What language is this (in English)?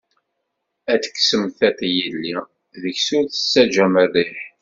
Kabyle